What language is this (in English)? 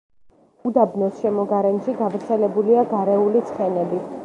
Georgian